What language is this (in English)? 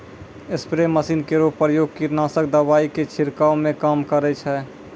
Maithili